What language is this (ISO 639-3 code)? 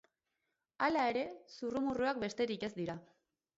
eus